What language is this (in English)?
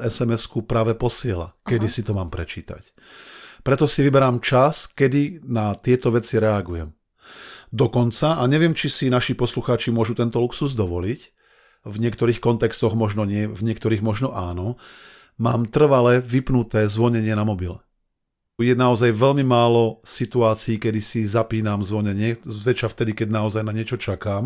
Slovak